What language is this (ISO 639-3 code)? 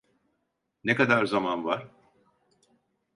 tur